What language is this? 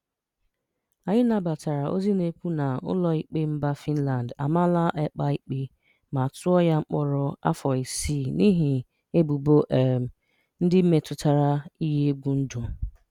Igbo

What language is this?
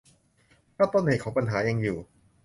Thai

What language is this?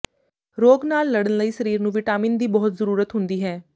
Punjabi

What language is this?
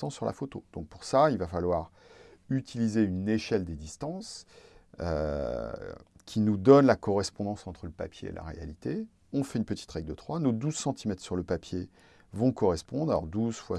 French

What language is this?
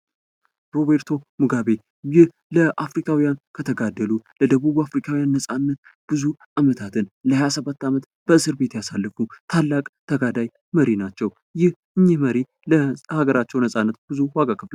Amharic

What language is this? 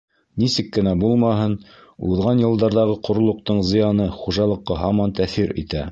Bashkir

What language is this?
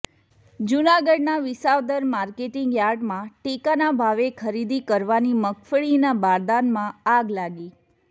Gujarati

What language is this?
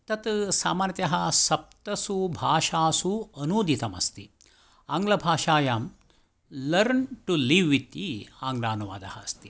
Sanskrit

